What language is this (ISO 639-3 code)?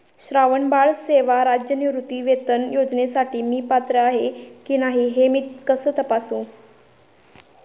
mar